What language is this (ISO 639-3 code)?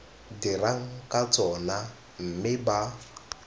tsn